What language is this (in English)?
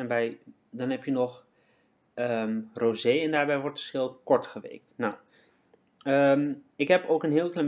Dutch